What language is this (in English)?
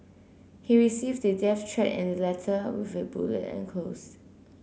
English